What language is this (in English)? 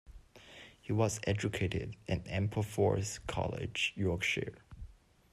English